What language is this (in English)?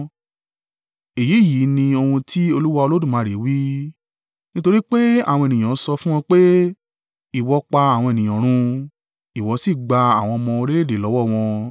Yoruba